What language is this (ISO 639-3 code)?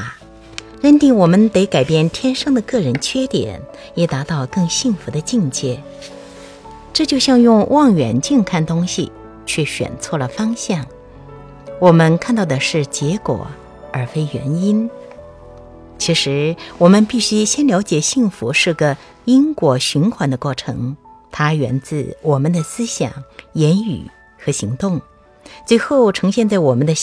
zho